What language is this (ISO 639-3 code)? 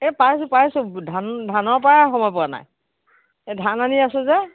asm